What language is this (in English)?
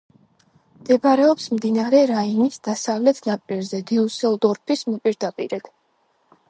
Georgian